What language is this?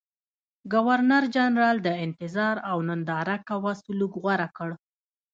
Pashto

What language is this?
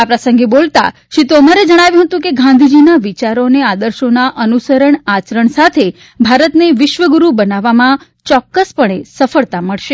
Gujarati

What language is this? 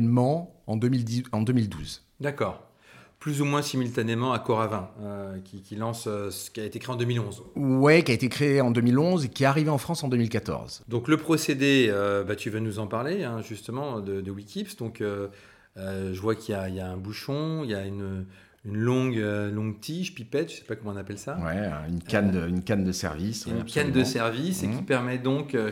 French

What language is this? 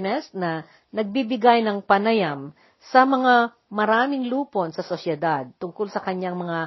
Filipino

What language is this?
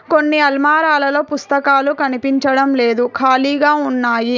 Telugu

